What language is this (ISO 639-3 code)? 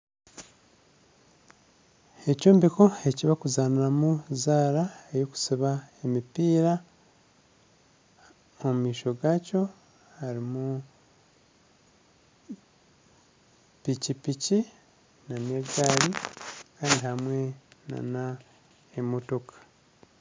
nyn